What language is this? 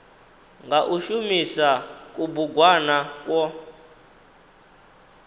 Venda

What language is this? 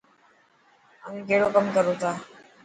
Dhatki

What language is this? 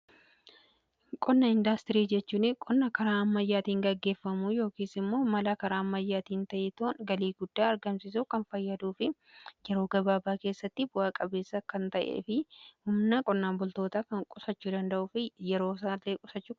Oromo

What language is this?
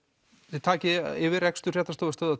Icelandic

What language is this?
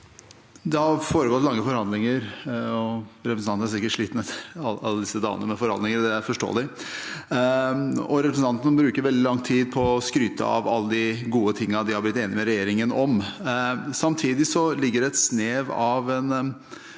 Norwegian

